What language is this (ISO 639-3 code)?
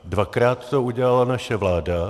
ces